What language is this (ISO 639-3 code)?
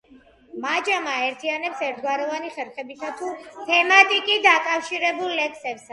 kat